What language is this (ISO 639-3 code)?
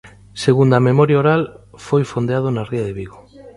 glg